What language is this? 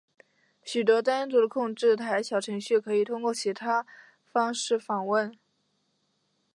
Chinese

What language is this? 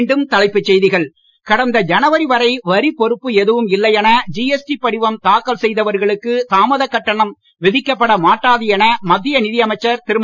Tamil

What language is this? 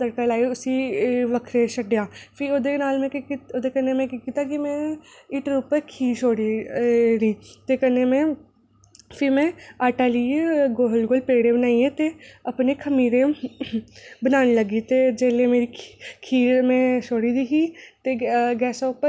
Dogri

